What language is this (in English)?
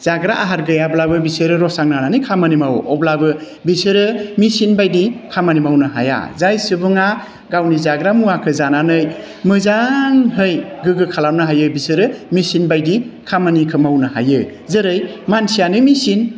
Bodo